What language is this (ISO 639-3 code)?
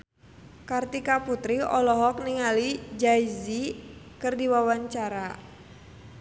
sun